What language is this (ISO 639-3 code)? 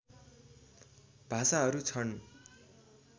nep